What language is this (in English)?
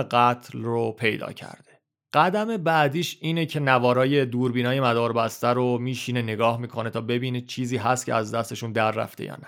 Persian